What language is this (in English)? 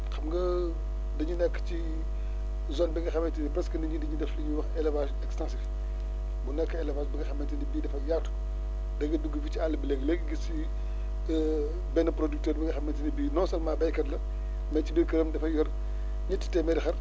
Wolof